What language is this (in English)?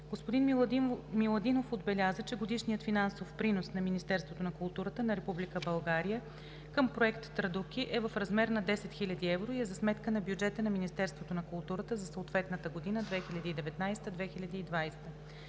Bulgarian